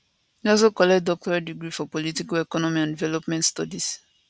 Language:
Nigerian Pidgin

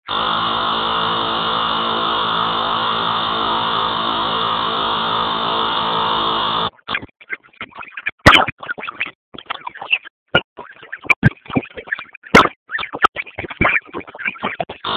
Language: Basque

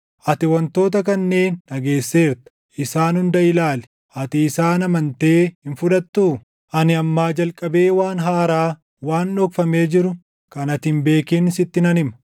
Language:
Oromo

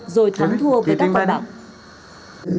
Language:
Vietnamese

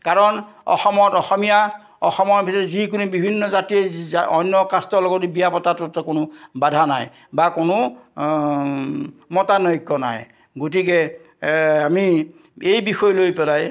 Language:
Assamese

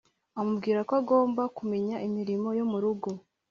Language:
Kinyarwanda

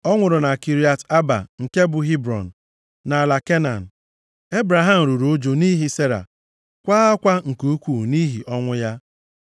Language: Igbo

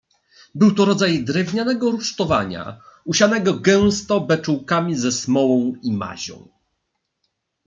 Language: Polish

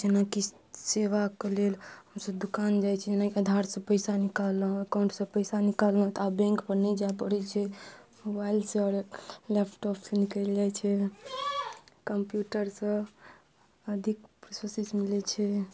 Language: Maithili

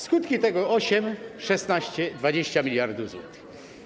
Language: Polish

